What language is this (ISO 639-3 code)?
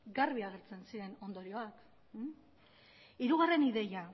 eus